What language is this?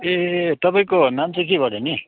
Nepali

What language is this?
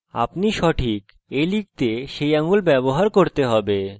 Bangla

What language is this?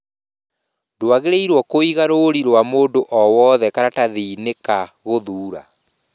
Kikuyu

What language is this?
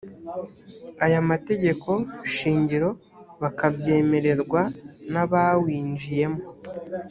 Kinyarwanda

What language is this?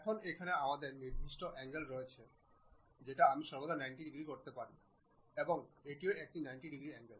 Bangla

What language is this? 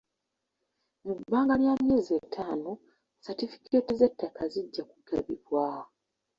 Ganda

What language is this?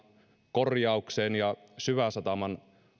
Finnish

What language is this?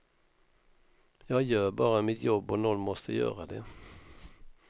Swedish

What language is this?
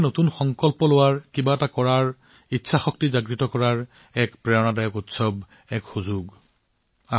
Assamese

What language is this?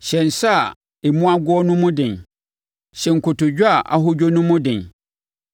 Akan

